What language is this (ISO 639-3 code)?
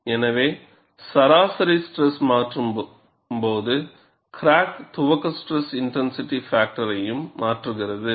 tam